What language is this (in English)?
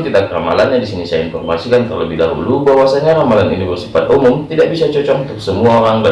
Indonesian